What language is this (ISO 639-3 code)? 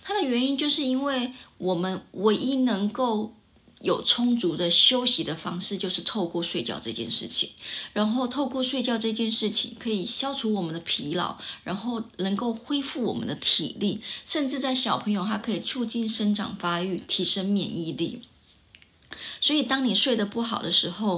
zho